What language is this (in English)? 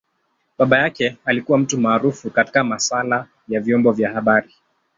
Swahili